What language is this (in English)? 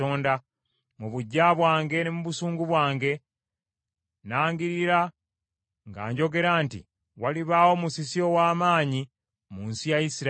Ganda